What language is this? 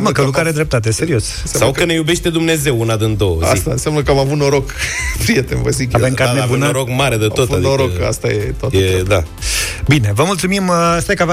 Romanian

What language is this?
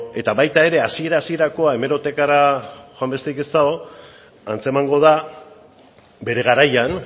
Basque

